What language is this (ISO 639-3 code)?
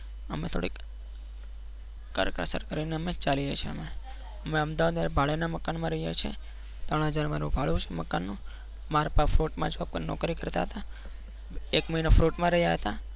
guj